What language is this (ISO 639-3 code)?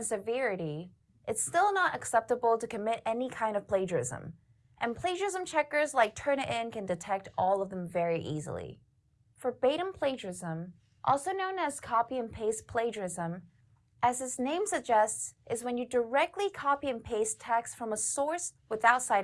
eng